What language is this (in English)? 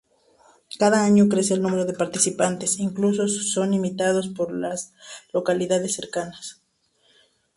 Spanish